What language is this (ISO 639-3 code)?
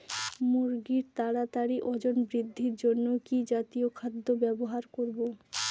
ben